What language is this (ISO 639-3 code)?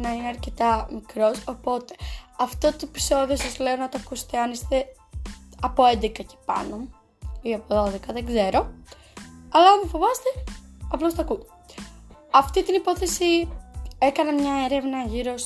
ell